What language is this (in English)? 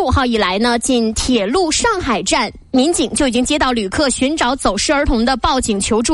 Chinese